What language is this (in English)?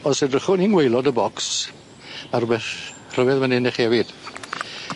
Welsh